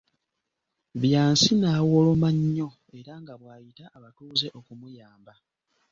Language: Ganda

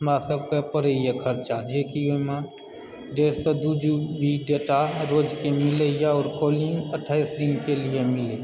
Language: Maithili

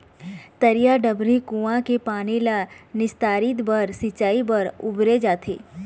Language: Chhattisgarhi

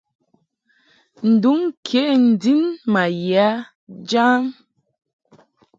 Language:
Mungaka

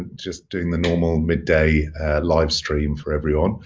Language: English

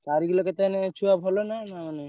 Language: Odia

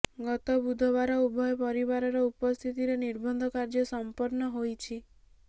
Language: Odia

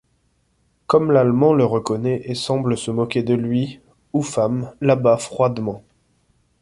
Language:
French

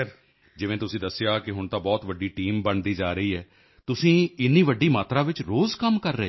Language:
Punjabi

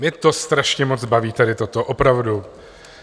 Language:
Czech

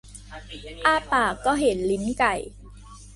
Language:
Thai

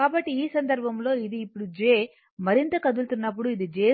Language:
Telugu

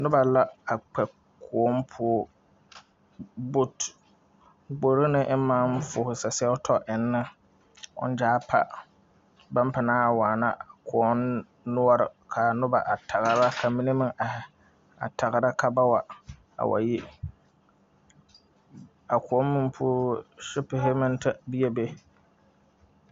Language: Southern Dagaare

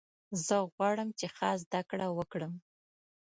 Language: Pashto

